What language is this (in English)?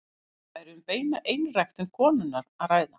Icelandic